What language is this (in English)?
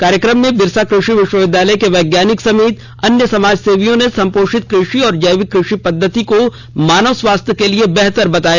Hindi